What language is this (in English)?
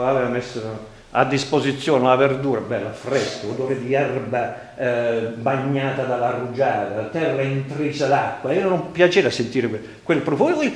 Italian